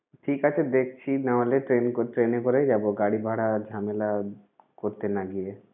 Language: Bangla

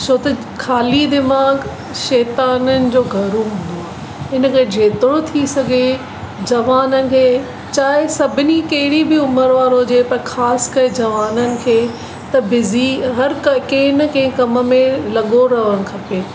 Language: Sindhi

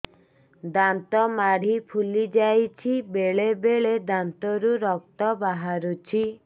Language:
Odia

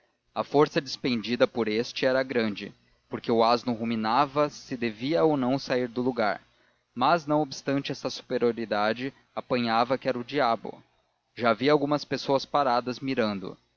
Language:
Portuguese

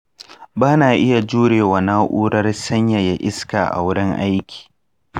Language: Hausa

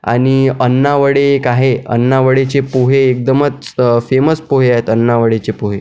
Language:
Marathi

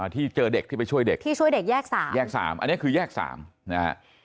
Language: Thai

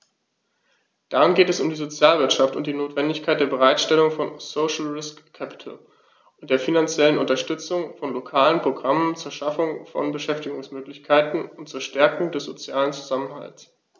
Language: German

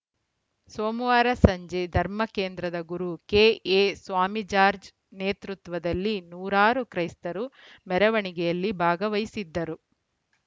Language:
Kannada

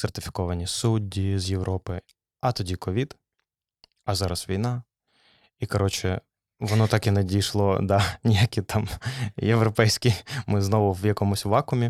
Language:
Ukrainian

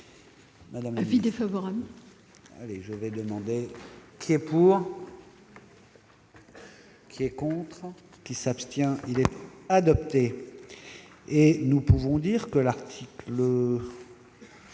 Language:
French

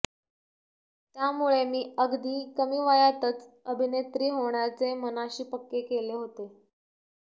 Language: Marathi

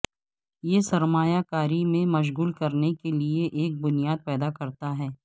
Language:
Urdu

